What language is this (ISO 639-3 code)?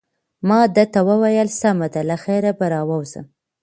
pus